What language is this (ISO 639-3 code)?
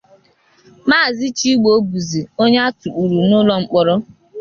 ibo